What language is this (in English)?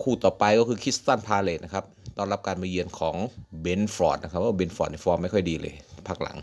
Thai